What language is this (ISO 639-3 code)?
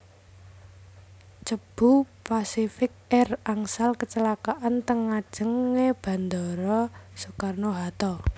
jav